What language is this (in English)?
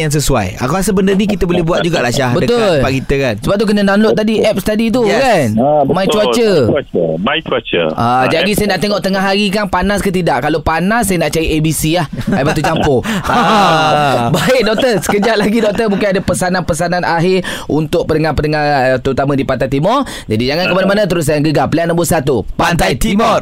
Malay